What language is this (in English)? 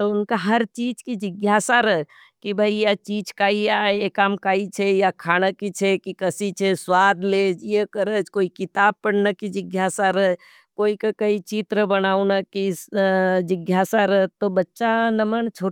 Nimadi